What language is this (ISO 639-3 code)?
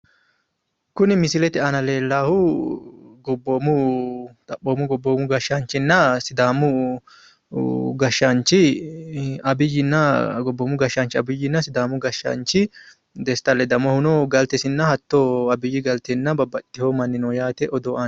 sid